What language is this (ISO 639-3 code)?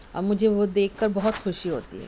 urd